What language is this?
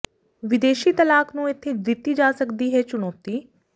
Punjabi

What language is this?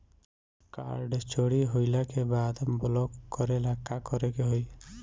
Bhojpuri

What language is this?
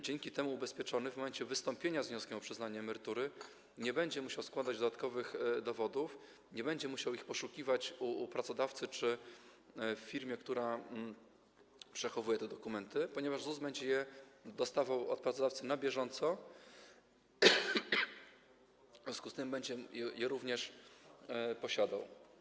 Polish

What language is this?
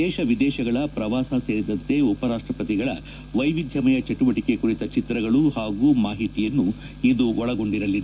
Kannada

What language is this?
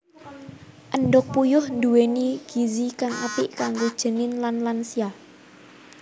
Javanese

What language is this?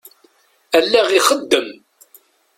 Kabyle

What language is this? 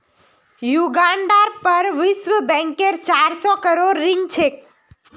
Magahi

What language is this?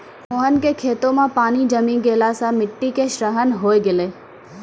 Maithili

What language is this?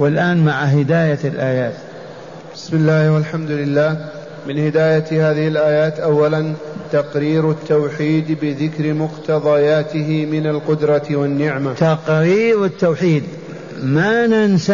Arabic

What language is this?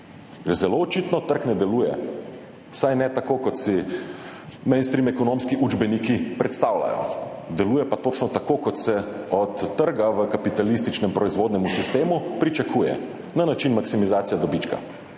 Slovenian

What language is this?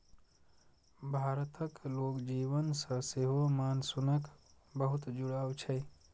Maithili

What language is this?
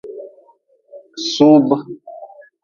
Nawdm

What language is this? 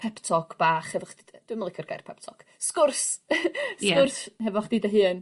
Welsh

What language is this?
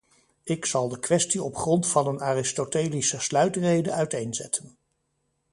Dutch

